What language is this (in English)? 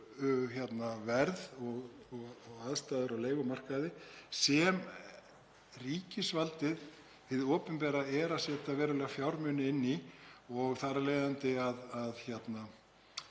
Icelandic